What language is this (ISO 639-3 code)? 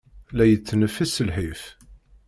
kab